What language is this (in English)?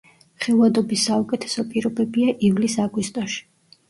Georgian